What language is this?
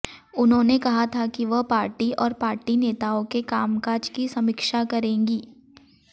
Hindi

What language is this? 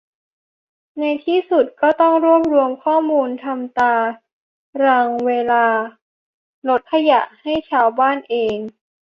Thai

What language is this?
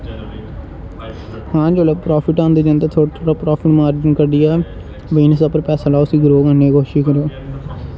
Dogri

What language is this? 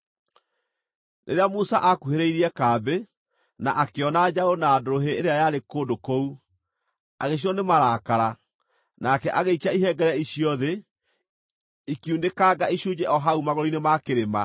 Kikuyu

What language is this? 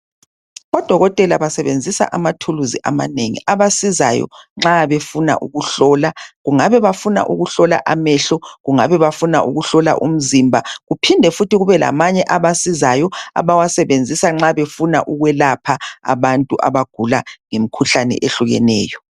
North Ndebele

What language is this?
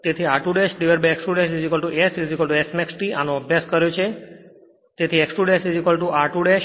Gujarati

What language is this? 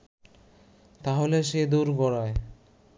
Bangla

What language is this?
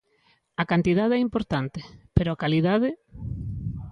Galician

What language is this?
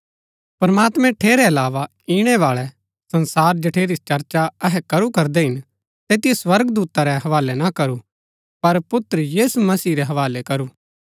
Gaddi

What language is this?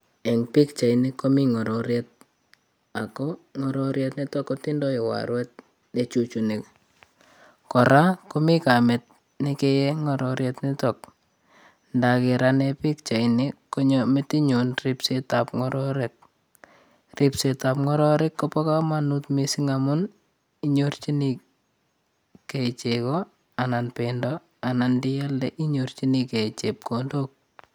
Kalenjin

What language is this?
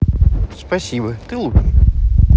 Russian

